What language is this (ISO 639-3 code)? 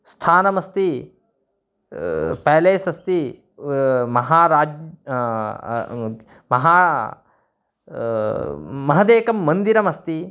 san